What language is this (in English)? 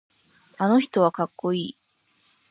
Japanese